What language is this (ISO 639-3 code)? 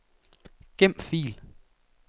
dan